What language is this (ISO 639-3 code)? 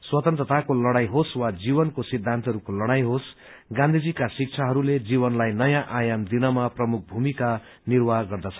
nep